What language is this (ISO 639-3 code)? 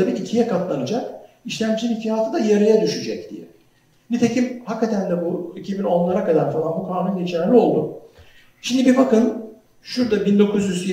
tur